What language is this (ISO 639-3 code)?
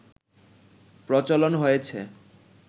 ben